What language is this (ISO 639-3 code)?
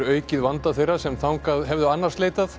isl